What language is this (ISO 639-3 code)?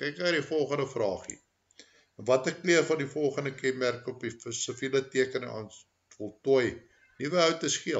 nld